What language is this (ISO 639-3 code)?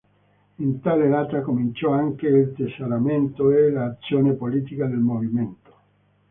ita